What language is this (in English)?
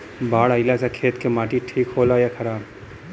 Bhojpuri